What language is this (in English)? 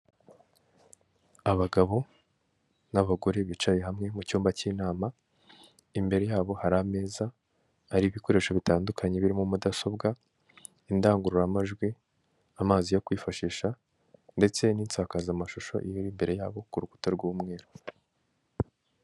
Kinyarwanda